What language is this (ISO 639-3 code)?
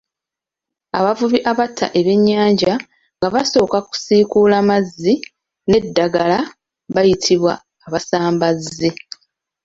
lug